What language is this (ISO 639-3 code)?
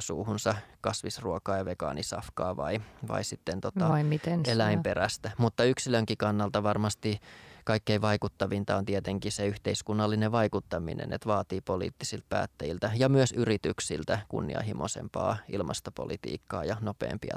fin